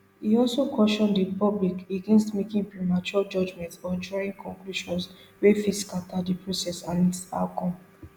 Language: Nigerian Pidgin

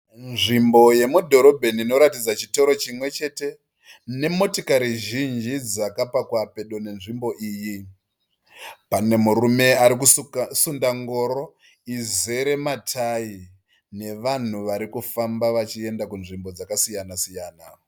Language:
Shona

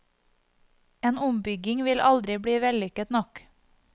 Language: Norwegian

